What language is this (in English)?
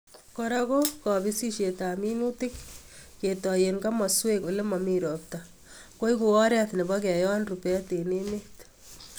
Kalenjin